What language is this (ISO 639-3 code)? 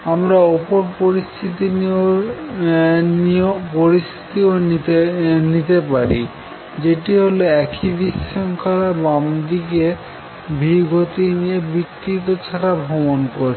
ben